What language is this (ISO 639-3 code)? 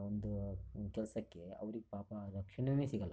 kan